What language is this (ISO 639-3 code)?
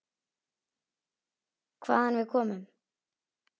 isl